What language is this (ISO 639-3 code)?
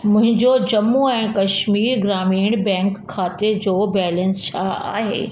snd